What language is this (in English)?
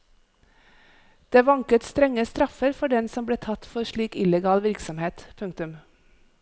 Norwegian